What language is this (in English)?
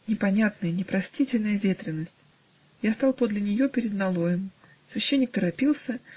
Russian